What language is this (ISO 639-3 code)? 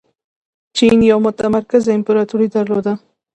pus